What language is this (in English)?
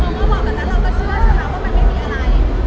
Thai